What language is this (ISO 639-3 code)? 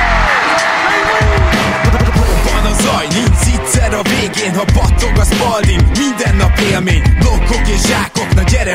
hun